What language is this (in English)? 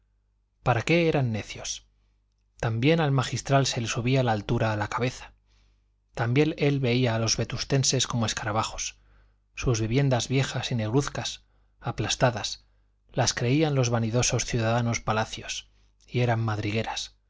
Spanish